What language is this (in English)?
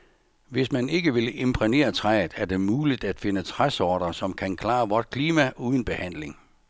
Danish